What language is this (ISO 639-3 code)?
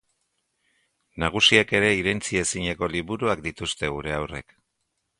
eus